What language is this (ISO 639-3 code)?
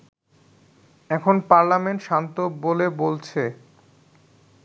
ben